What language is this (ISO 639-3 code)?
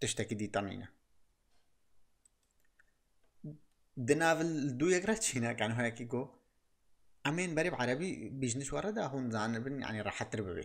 ara